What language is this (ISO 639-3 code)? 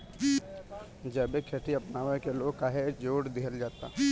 bho